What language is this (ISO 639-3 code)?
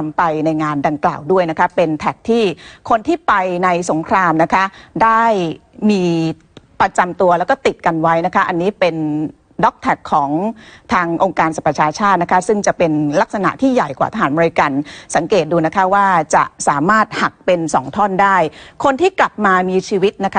tha